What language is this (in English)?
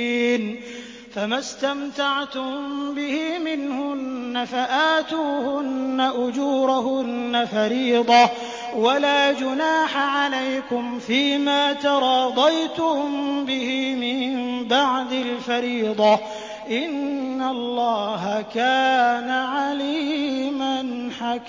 Arabic